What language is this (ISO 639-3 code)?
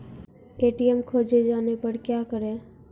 mai